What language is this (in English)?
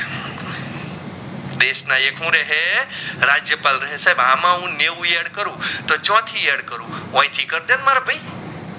Gujarati